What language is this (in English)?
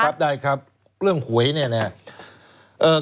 Thai